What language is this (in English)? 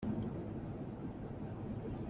Hakha Chin